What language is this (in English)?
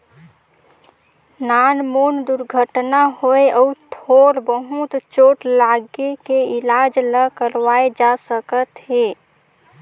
Chhattisgarhi